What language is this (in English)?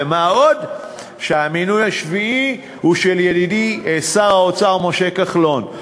Hebrew